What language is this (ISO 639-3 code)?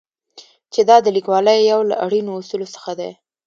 pus